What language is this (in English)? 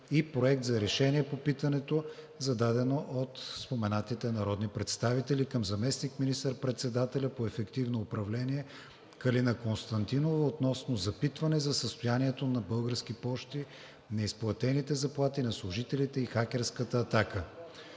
Bulgarian